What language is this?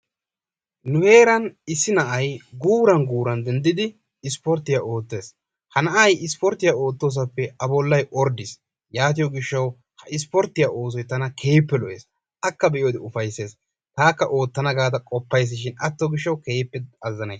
Wolaytta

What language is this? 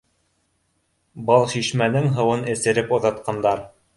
Bashkir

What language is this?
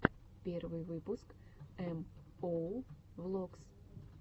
Russian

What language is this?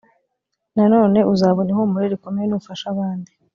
Kinyarwanda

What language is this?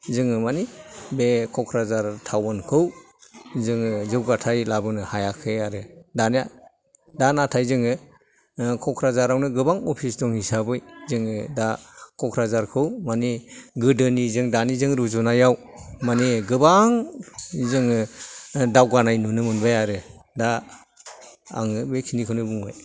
Bodo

